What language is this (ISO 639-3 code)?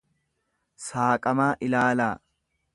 orm